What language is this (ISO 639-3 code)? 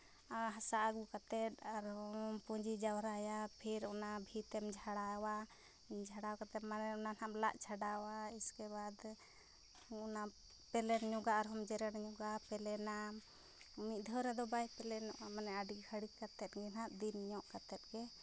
sat